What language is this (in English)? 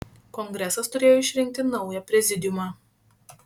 Lithuanian